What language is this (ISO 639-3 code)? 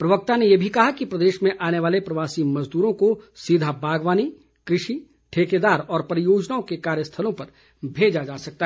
hin